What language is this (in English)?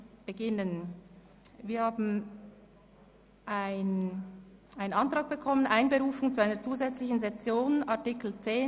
Swiss German